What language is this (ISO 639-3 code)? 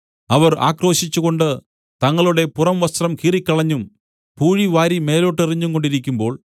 mal